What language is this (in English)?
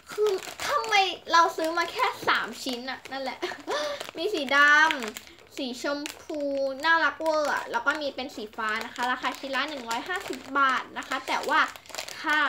Thai